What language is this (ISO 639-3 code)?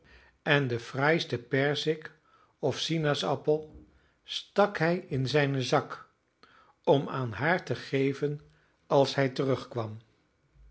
nld